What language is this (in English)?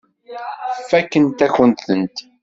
Kabyle